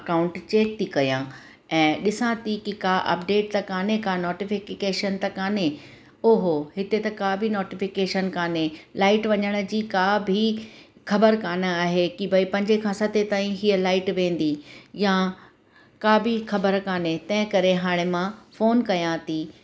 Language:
Sindhi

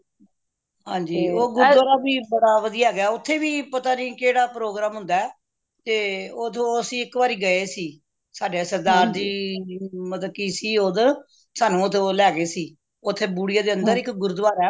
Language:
Punjabi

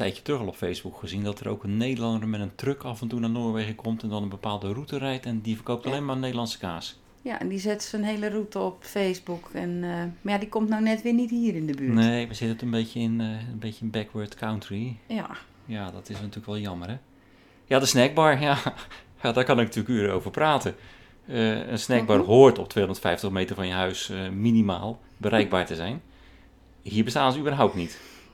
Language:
Dutch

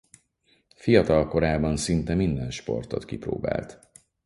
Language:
Hungarian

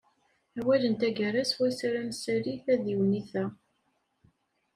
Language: Kabyle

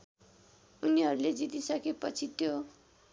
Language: Nepali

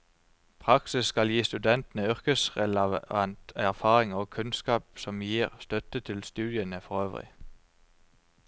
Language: Norwegian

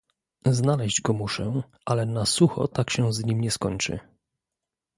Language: Polish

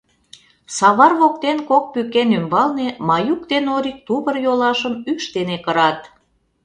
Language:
Mari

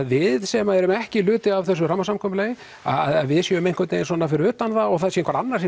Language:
Icelandic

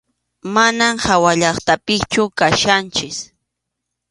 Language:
Arequipa-La Unión Quechua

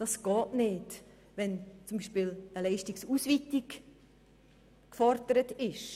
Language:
Swiss German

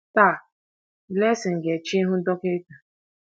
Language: Igbo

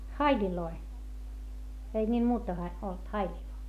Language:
Finnish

